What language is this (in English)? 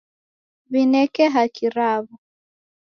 Taita